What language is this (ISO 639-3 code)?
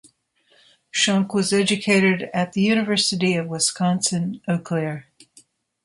eng